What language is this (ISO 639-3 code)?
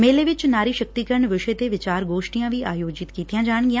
pan